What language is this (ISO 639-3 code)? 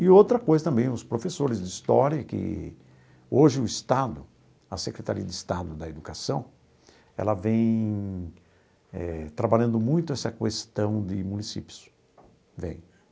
por